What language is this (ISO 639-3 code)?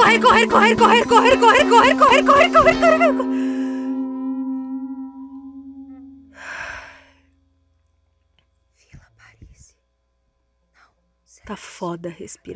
por